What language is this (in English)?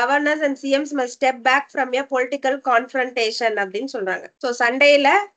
Tamil